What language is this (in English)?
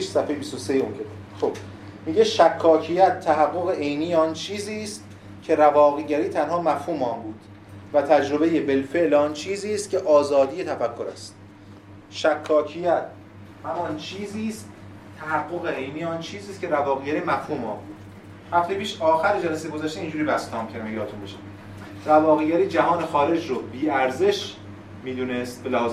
Persian